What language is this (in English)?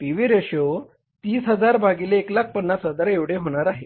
Marathi